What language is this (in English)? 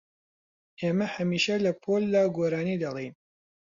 Central Kurdish